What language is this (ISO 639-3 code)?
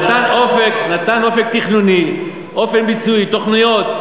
heb